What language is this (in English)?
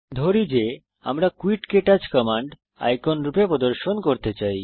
Bangla